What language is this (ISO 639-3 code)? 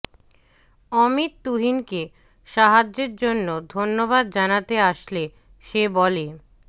ben